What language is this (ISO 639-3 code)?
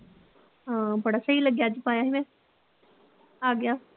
pan